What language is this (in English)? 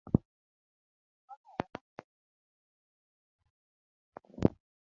Luo (Kenya and Tanzania)